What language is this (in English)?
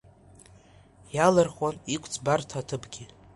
Abkhazian